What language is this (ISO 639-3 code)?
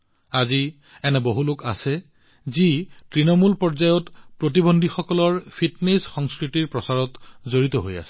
asm